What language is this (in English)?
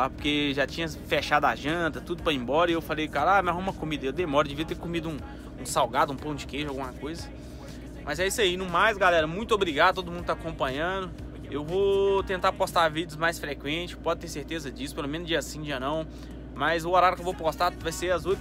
Portuguese